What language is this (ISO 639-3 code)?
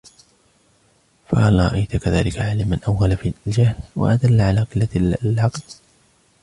ara